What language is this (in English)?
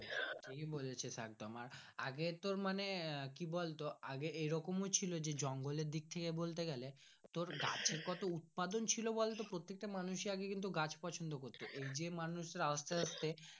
Bangla